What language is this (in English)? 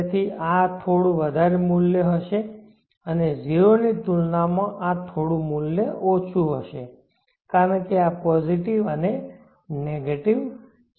Gujarati